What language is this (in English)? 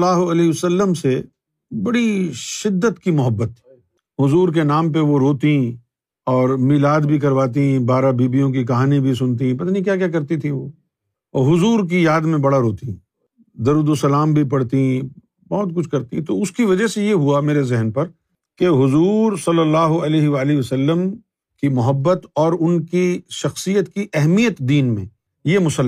Urdu